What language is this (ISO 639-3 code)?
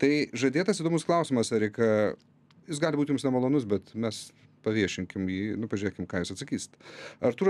lit